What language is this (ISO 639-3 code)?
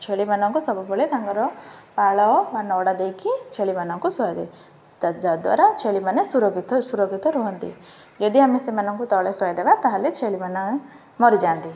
ori